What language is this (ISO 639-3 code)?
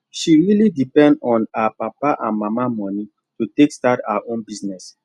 pcm